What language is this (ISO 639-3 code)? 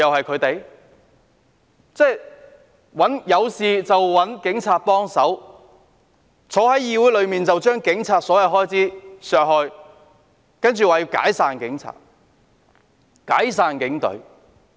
yue